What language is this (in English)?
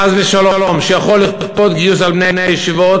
Hebrew